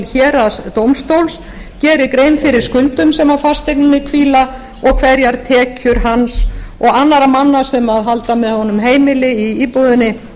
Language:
Icelandic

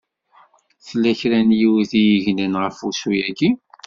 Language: Kabyle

